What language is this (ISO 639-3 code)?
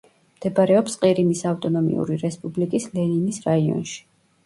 kat